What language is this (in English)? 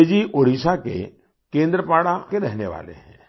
Hindi